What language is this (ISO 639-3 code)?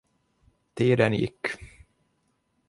swe